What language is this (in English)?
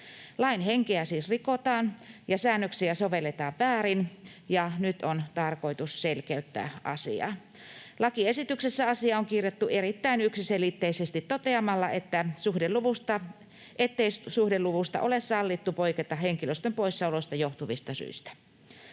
Finnish